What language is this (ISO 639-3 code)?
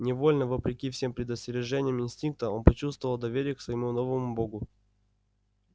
rus